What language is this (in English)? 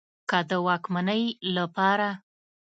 Pashto